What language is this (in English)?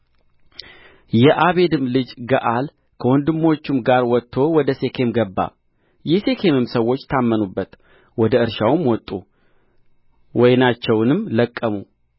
Amharic